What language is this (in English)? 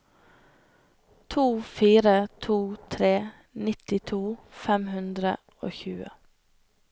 Norwegian